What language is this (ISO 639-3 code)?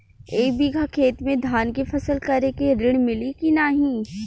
bho